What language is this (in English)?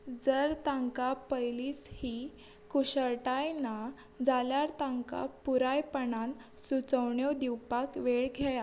Konkani